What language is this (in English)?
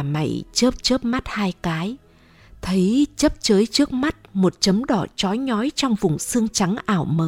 Vietnamese